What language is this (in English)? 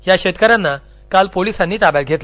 Marathi